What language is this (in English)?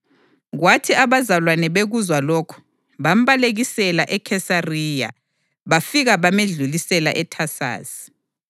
North Ndebele